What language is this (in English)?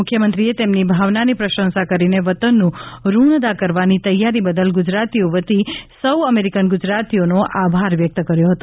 Gujarati